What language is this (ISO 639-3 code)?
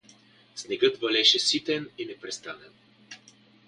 bul